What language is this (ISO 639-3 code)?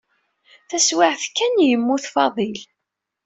kab